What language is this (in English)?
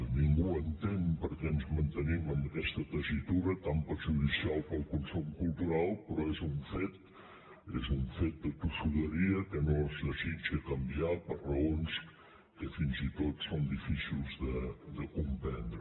Catalan